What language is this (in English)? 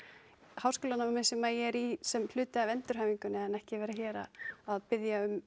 Icelandic